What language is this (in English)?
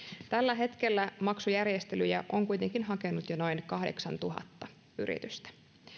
Finnish